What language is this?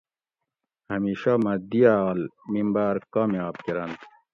Gawri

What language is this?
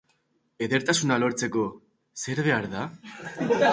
Basque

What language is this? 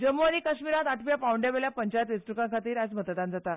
Konkani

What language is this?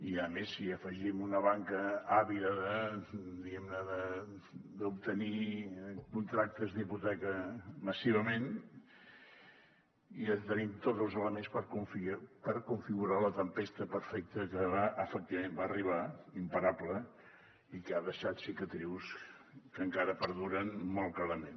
Catalan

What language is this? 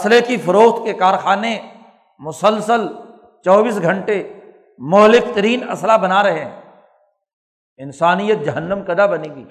Urdu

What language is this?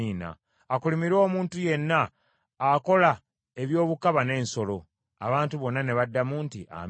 Ganda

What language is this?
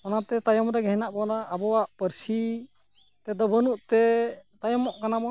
Santali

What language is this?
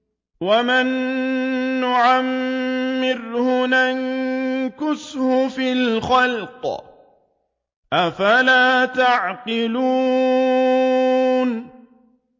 Arabic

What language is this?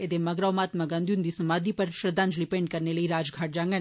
Dogri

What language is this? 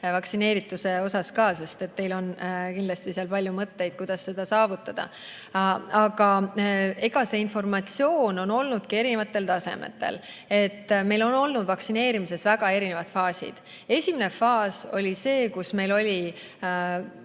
Estonian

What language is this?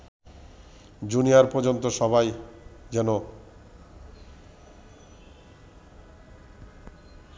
Bangla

